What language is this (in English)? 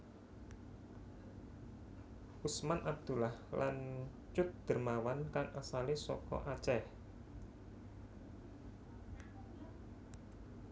Javanese